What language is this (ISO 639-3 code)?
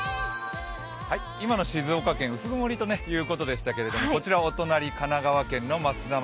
jpn